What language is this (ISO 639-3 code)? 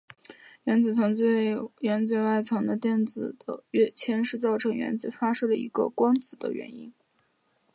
zho